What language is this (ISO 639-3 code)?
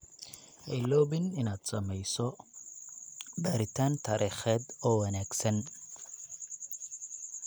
som